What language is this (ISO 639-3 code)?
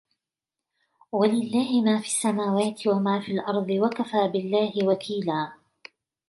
ara